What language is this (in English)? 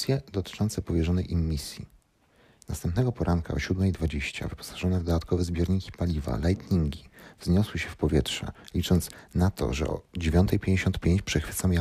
Polish